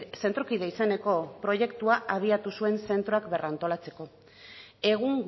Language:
Basque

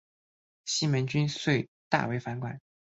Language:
Chinese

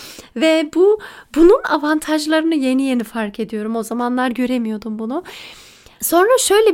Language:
Turkish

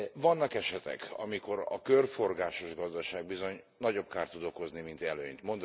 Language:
Hungarian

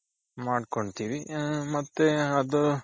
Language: Kannada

